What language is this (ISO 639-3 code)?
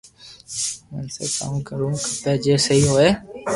lrk